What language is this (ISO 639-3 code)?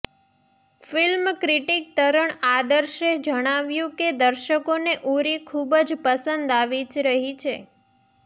guj